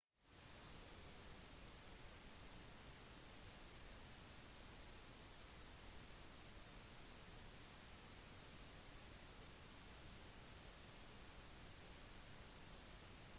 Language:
Norwegian Bokmål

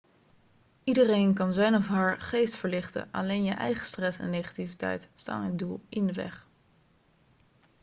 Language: Dutch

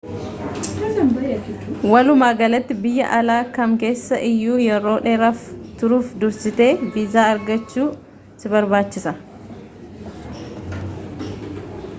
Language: Oromo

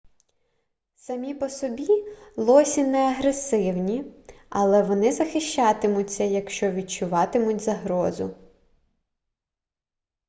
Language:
Ukrainian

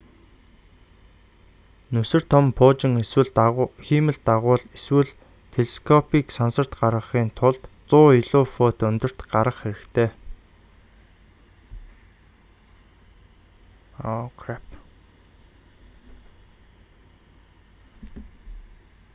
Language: Mongolian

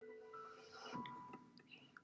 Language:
Welsh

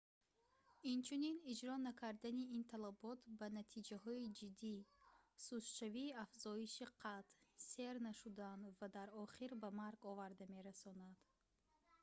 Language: Tajik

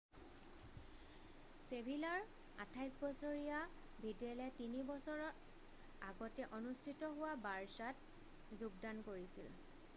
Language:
Assamese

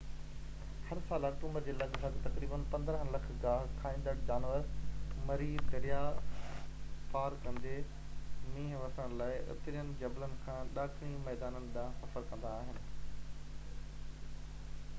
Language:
Sindhi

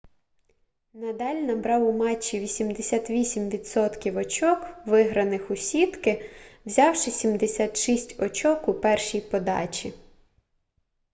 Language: Ukrainian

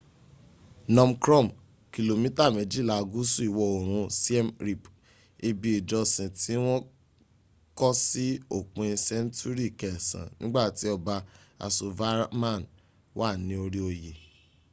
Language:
Yoruba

